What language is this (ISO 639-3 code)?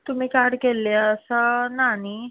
kok